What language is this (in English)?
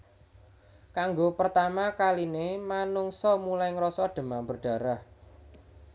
Javanese